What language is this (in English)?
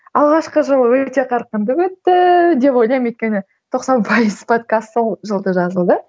Kazakh